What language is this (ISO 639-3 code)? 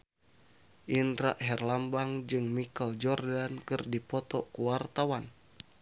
sun